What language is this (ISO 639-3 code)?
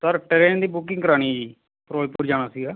pan